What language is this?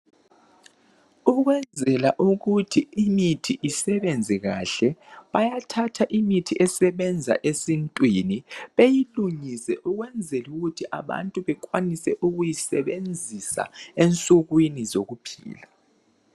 North Ndebele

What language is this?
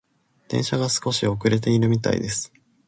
Japanese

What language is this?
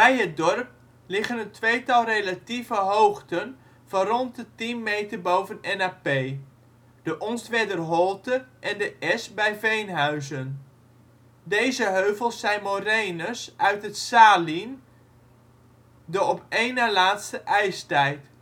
Dutch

